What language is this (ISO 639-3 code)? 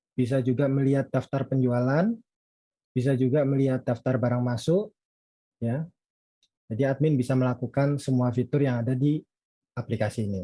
ind